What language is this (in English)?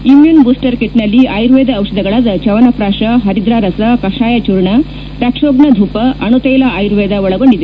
Kannada